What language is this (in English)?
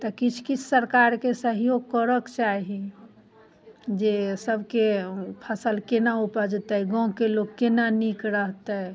Maithili